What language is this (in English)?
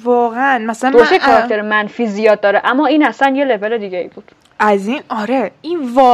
Persian